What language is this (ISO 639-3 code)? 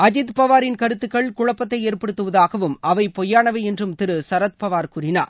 tam